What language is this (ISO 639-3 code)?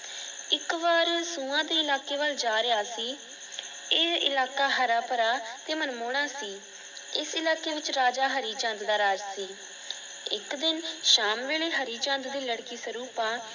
pan